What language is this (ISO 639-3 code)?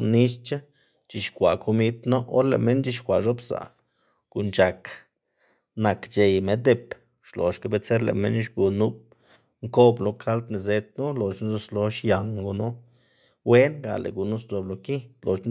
ztg